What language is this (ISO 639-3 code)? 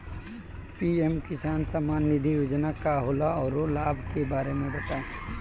bho